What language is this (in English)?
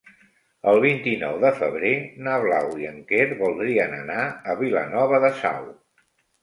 Catalan